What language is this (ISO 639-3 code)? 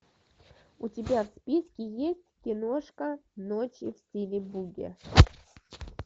rus